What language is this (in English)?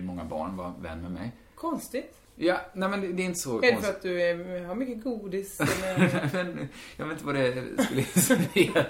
Swedish